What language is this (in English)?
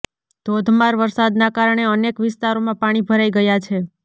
Gujarati